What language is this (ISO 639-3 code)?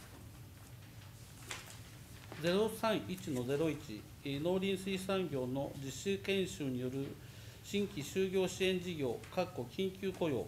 jpn